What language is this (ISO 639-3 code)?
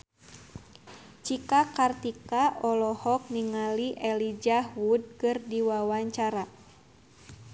sun